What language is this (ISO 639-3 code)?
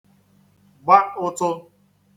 ibo